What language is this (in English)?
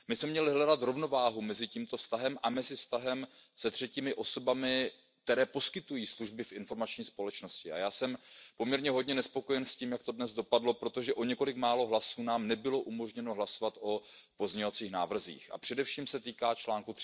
Czech